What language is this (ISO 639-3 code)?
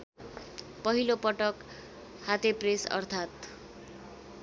nep